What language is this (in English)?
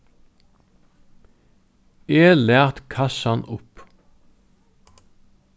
Faroese